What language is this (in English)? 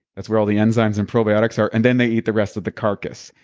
English